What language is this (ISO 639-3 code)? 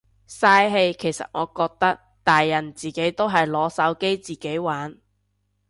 yue